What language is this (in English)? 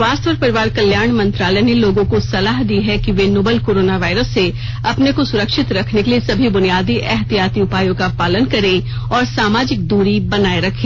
Hindi